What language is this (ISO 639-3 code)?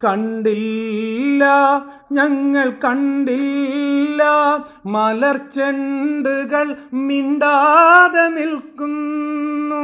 mal